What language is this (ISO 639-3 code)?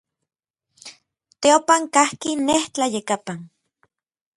nlv